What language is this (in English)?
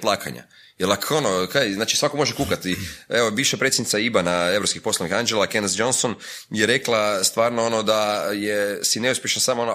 Croatian